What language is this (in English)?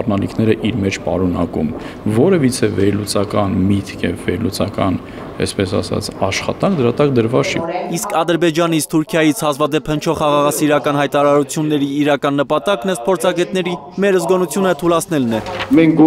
Romanian